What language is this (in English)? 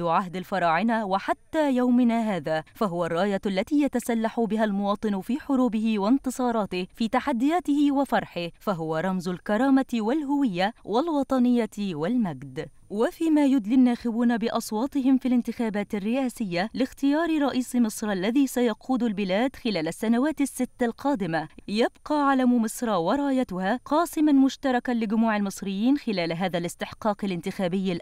Arabic